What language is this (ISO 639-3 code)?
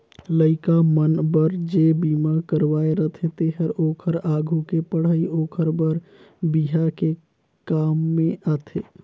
hne